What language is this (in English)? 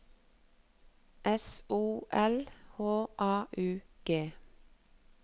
Norwegian